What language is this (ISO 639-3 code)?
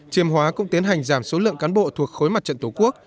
vie